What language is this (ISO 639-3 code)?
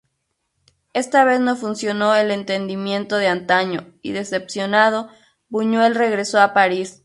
spa